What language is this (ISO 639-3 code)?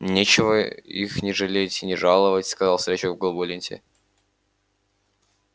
rus